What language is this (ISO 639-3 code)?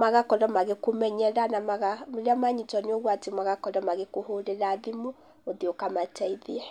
kik